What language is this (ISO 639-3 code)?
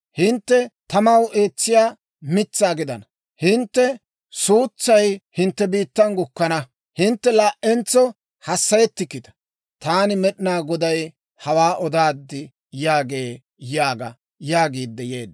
dwr